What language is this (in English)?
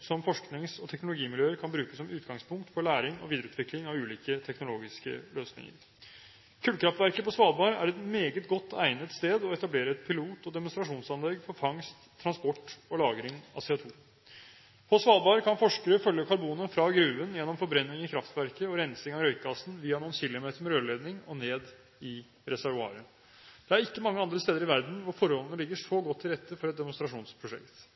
Norwegian Bokmål